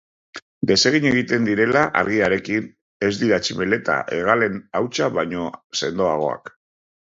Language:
Basque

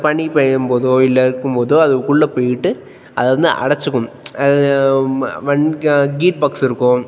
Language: Tamil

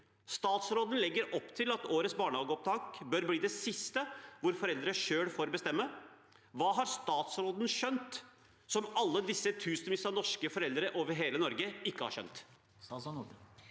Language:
Norwegian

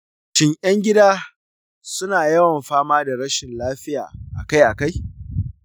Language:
Hausa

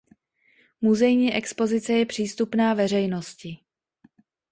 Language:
Czech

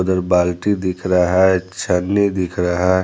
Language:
Hindi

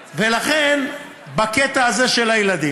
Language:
Hebrew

